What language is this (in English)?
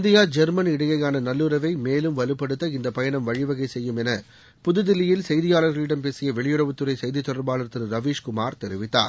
Tamil